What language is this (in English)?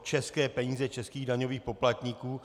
Czech